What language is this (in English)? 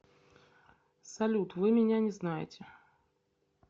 Russian